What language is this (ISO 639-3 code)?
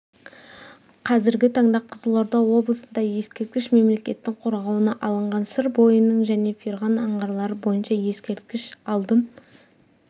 kaz